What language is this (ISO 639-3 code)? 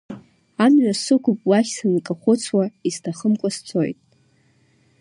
abk